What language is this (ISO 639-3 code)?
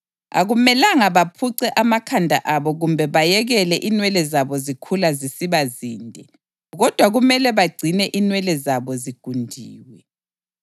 nde